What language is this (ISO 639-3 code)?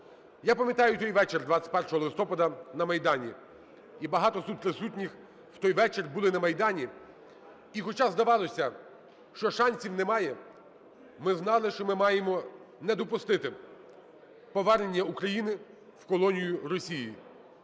ukr